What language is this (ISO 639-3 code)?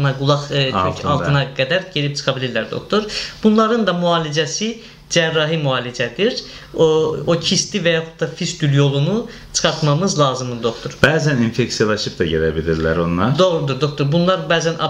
tur